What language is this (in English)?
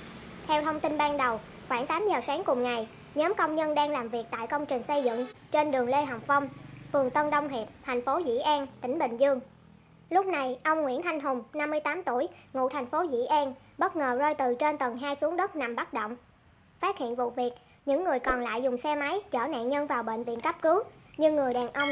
Vietnamese